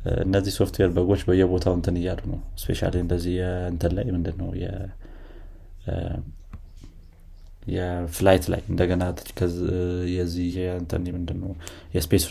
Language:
Amharic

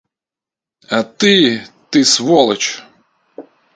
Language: Russian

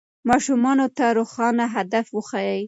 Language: Pashto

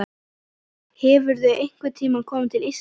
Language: Icelandic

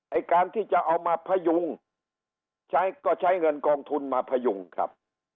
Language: Thai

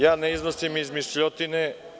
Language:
Serbian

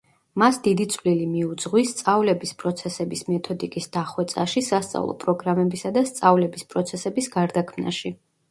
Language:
Georgian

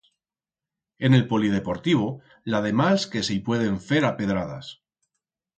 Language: Aragonese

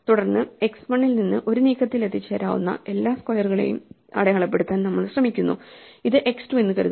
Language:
Malayalam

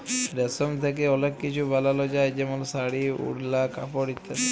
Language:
Bangla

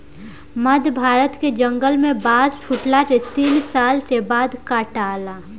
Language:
Bhojpuri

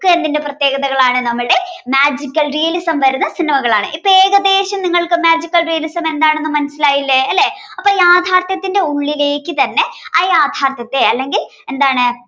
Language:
Malayalam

